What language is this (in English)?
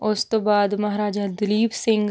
Punjabi